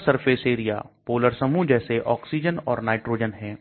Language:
Hindi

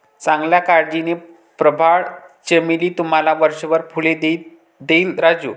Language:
Marathi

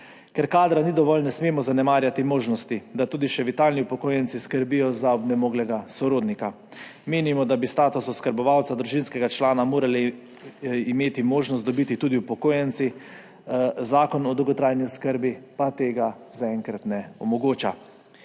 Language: Slovenian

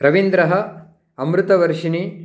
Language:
Sanskrit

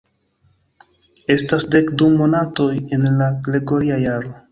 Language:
Esperanto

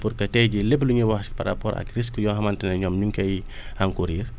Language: Wolof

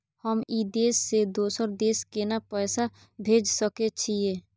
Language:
Maithili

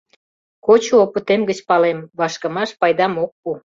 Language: Mari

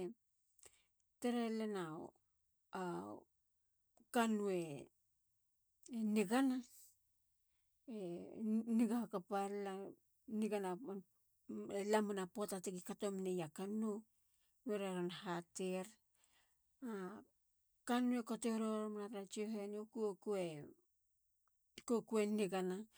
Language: Halia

